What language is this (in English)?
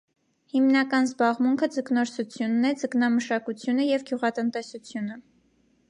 Armenian